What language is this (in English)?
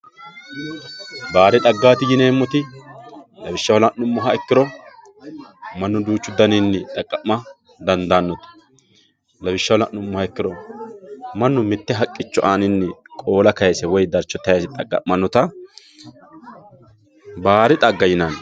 Sidamo